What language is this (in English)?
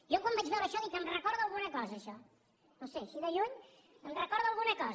Catalan